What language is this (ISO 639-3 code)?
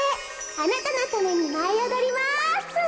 jpn